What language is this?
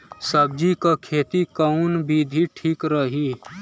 Bhojpuri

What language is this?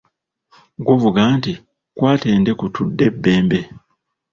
Ganda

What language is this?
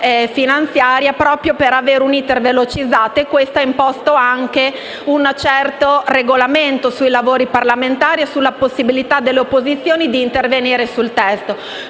Italian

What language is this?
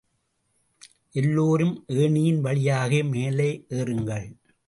Tamil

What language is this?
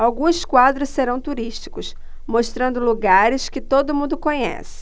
Portuguese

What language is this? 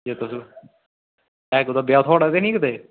Dogri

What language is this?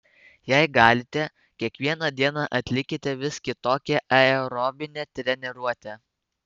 Lithuanian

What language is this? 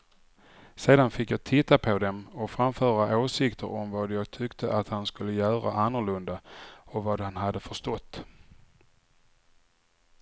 Swedish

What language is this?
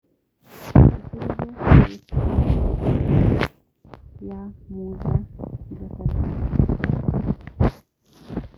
Kikuyu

